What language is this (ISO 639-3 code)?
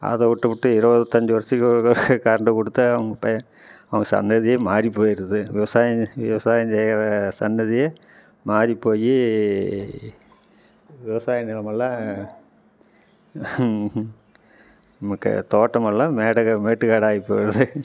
tam